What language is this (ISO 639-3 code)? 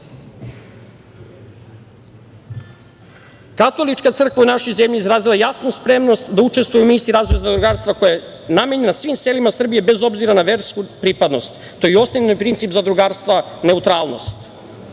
srp